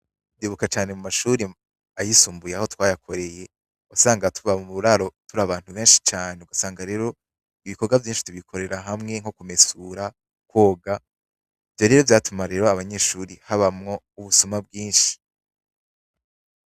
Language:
Rundi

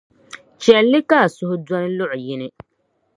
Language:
Dagbani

